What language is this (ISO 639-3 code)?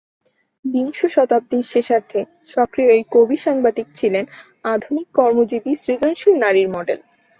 ben